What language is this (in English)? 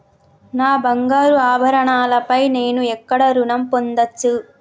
Telugu